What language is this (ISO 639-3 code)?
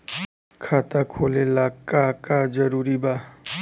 bho